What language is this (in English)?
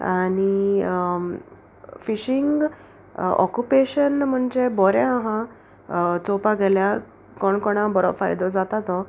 Konkani